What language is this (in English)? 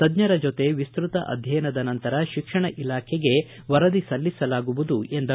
Kannada